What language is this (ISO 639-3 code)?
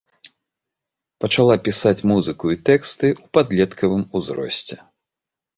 bel